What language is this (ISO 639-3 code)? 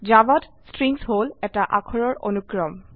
asm